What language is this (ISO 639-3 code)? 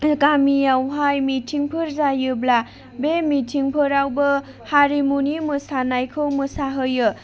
brx